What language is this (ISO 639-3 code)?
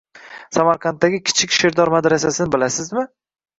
uzb